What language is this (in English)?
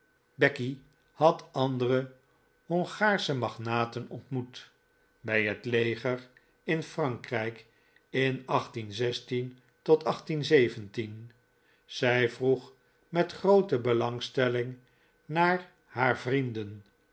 Dutch